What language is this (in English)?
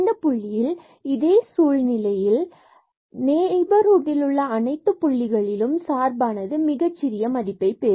Tamil